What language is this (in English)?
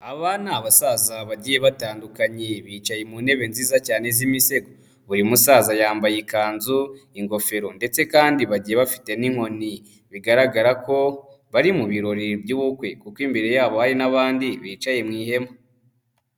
Kinyarwanda